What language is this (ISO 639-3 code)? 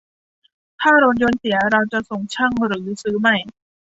tha